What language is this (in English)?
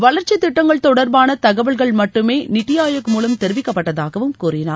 Tamil